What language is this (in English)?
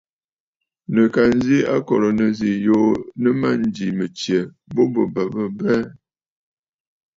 Bafut